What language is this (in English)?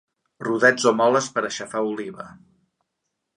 Catalan